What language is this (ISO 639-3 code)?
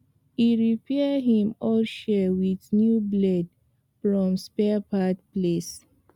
pcm